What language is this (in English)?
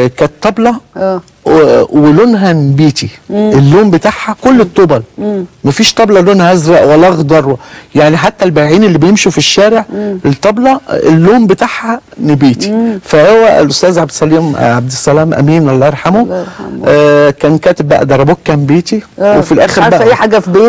Arabic